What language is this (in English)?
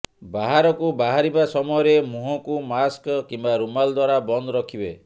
Odia